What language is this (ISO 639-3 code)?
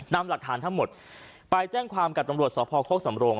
tha